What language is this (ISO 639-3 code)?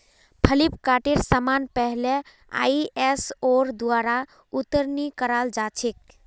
mag